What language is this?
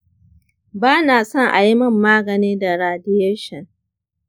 Hausa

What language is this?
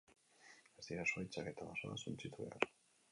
Basque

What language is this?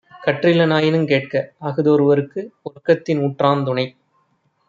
Tamil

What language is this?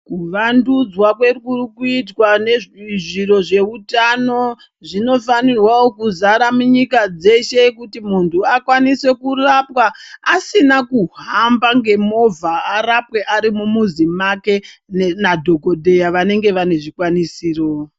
Ndau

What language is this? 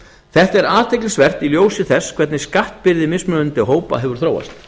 Icelandic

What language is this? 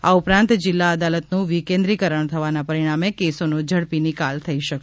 Gujarati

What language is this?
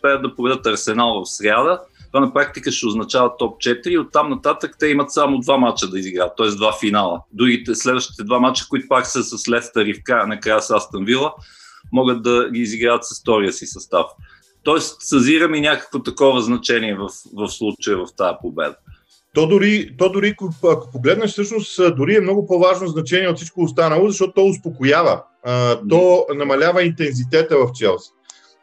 Bulgarian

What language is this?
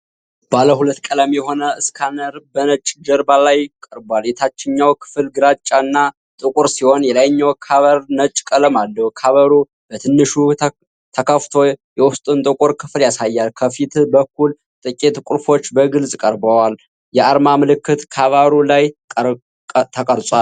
Amharic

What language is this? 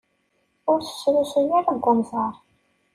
Kabyle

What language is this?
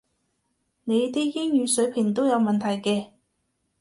Cantonese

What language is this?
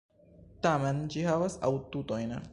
Esperanto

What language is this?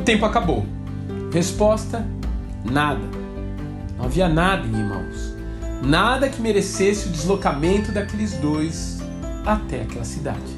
Portuguese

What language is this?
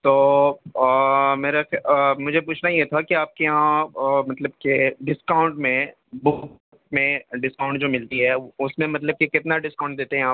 Urdu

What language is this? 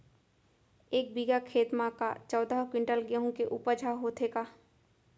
Chhattisgarhi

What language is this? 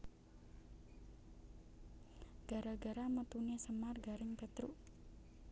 Javanese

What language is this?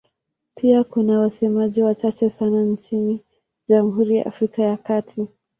Swahili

